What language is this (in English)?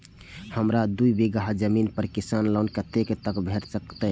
Maithili